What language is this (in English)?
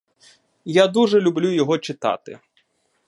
Ukrainian